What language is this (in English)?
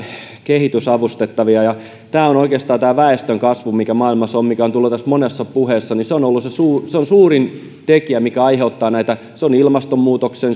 Finnish